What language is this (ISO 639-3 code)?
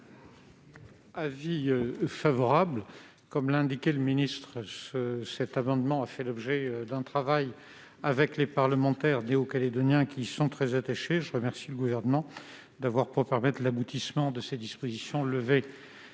fra